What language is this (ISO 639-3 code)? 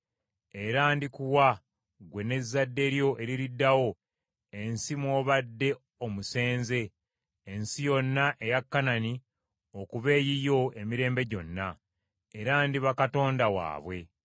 lug